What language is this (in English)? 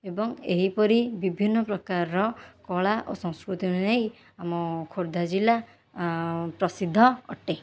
Odia